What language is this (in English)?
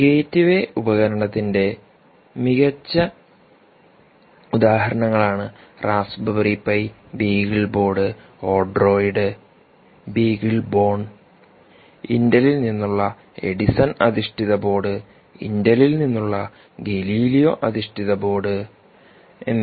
Malayalam